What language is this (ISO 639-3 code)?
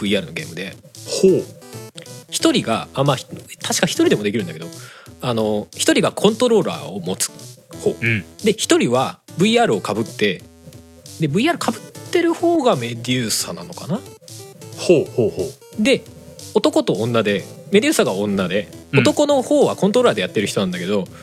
jpn